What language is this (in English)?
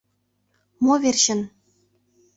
Mari